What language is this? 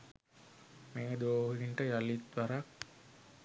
Sinhala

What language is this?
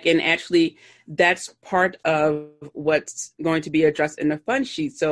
English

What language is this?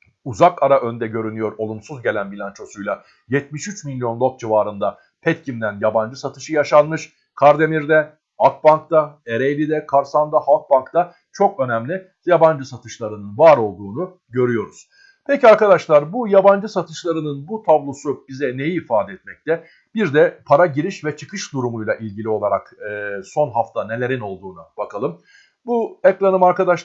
Turkish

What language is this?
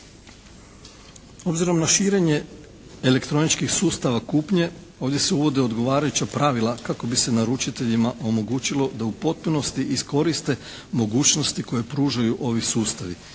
Croatian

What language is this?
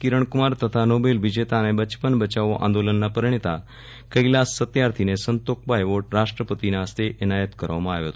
Gujarati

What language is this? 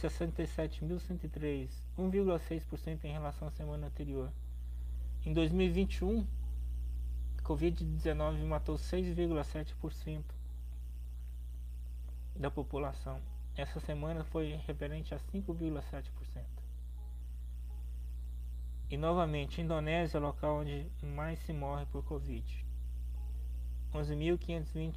Portuguese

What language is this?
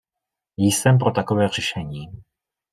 Czech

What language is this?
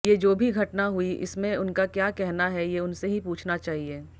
Hindi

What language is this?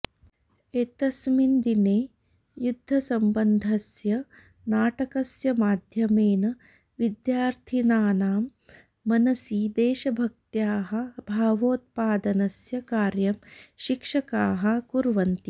Sanskrit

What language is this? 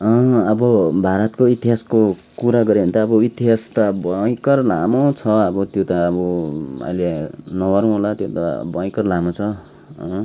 Nepali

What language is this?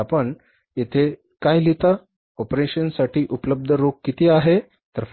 Marathi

